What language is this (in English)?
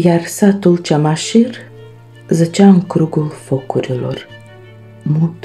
Romanian